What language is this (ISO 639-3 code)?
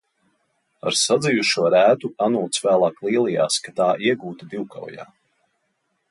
lav